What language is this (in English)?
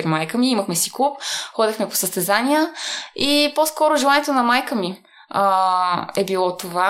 Bulgarian